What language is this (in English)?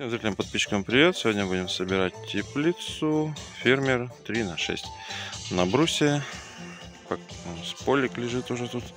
Russian